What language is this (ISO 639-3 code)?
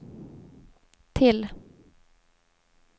swe